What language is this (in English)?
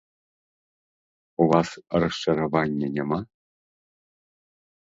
Belarusian